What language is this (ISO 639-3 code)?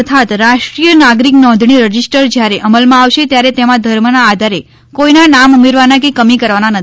guj